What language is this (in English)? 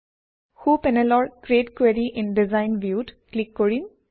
Assamese